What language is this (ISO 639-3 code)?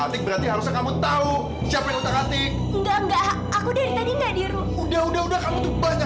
ind